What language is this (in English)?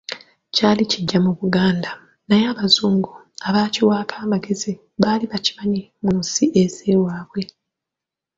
Ganda